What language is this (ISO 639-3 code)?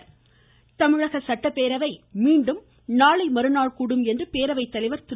tam